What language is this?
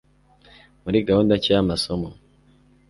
Kinyarwanda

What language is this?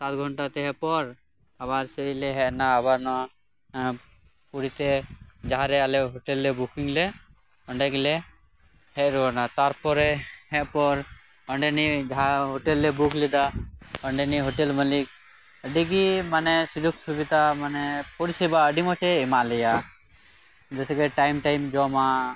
Santali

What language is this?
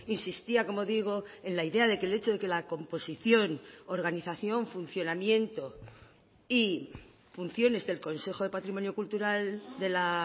Spanish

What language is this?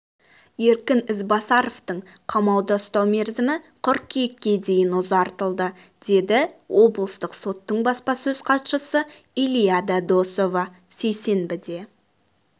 Kazakh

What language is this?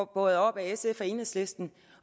Danish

